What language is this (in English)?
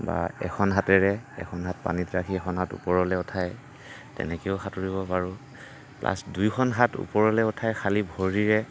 Assamese